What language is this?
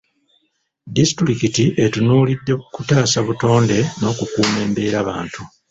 Ganda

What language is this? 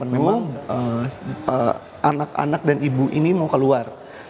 Indonesian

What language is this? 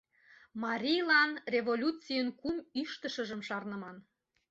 Mari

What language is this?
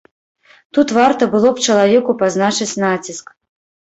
Belarusian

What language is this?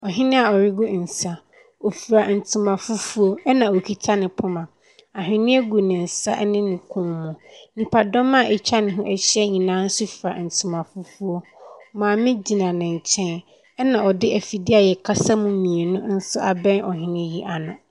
Akan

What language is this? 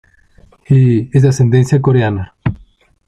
Spanish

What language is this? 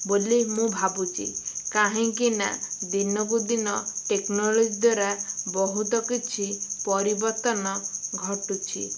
Odia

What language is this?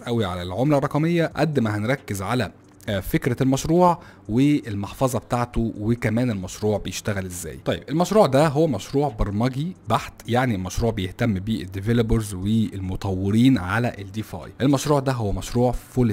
Arabic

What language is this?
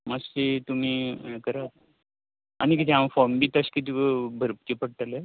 Konkani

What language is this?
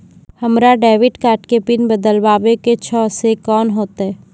Maithili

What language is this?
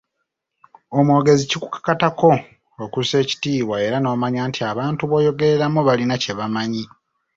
Ganda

